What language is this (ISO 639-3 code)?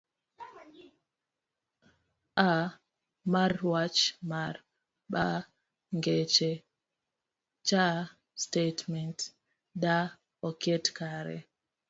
luo